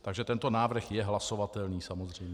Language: Czech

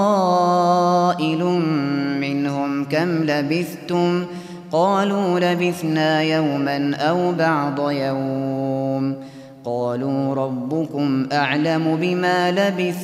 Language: Arabic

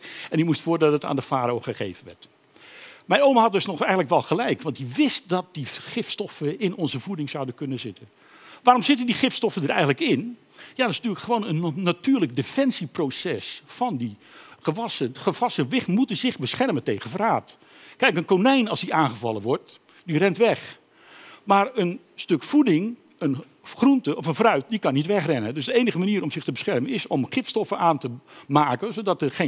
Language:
Dutch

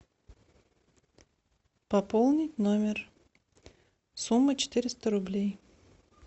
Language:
Russian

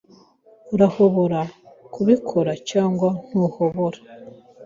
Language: Kinyarwanda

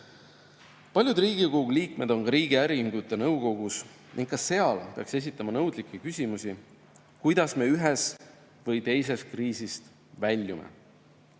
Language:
Estonian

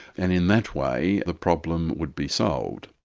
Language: English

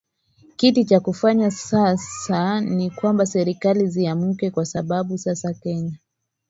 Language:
Swahili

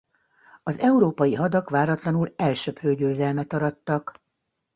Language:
Hungarian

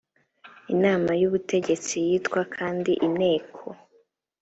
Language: Kinyarwanda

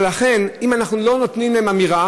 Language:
Hebrew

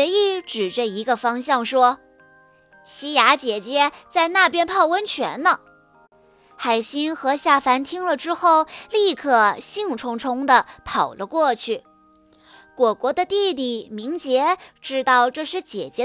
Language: Chinese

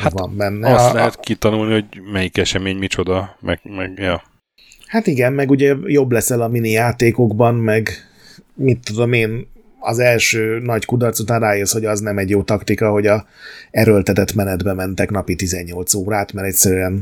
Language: Hungarian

